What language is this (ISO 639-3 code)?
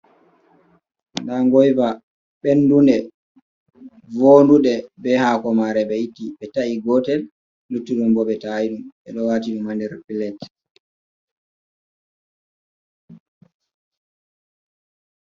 ful